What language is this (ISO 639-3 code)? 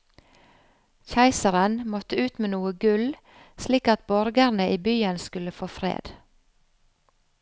nor